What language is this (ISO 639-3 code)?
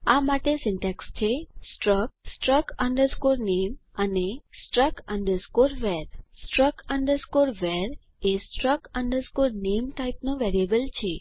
guj